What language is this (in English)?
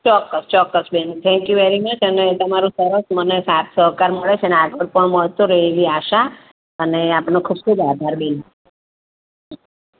Gujarati